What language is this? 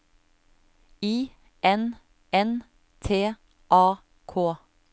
Norwegian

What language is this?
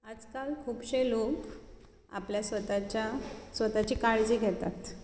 Konkani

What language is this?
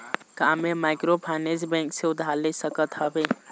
Chhattisgarhi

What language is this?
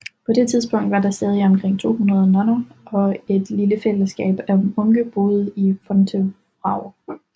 Danish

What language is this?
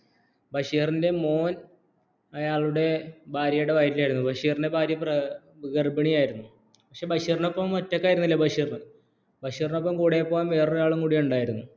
Malayalam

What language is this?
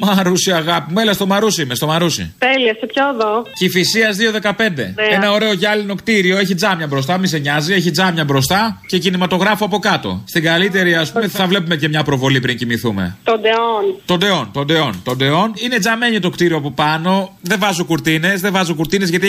Greek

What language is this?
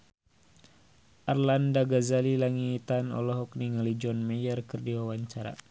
Sundanese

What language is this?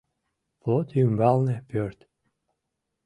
Mari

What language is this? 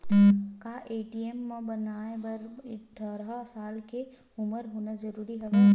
Chhattisgarhi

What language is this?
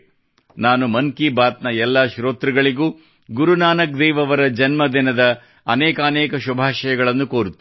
Kannada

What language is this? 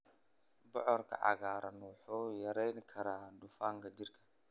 Somali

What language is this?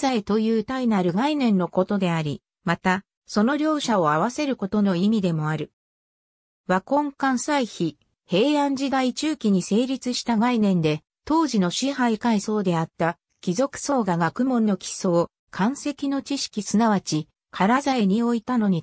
Japanese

